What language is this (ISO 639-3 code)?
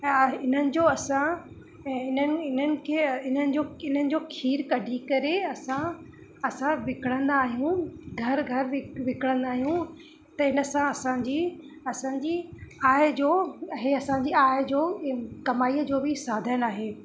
snd